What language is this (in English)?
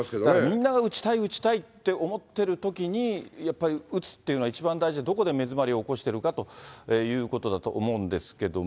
Japanese